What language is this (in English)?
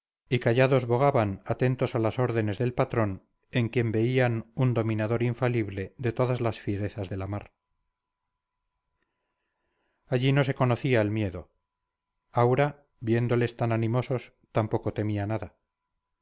Spanish